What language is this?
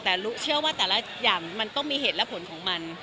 Thai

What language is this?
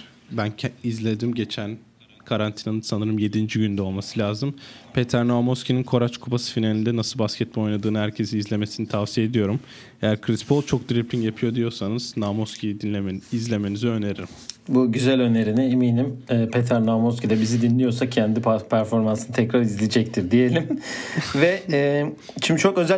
Turkish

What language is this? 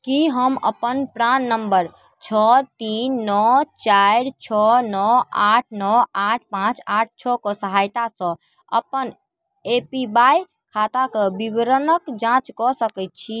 Maithili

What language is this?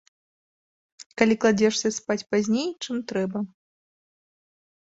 Belarusian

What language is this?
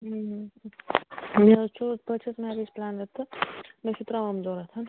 Kashmiri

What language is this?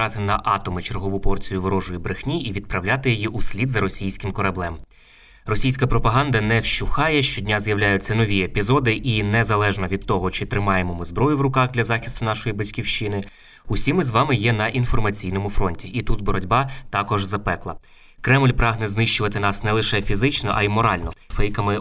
Ukrainian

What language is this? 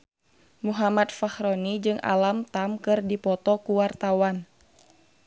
Sundanese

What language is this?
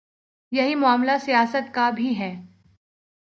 Urdu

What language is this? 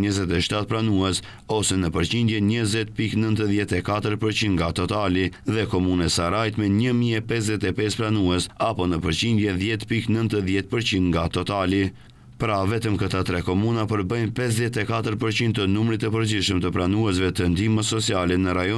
Romanian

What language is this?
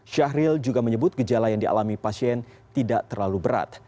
Indonesian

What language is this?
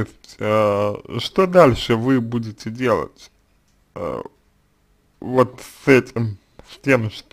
Russian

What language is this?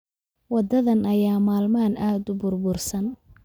Somali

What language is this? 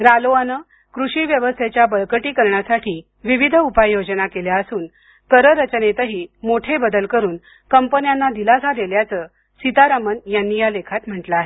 Marathi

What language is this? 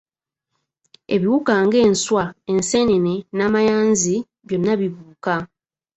Ganda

